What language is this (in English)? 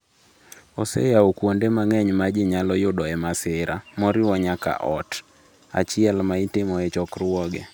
Luo (Kenya and Tanzania)